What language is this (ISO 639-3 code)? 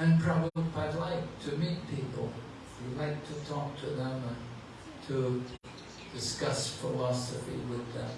eng